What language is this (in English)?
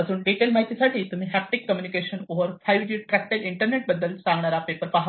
Marathi